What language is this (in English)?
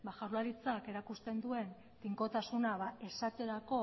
Basque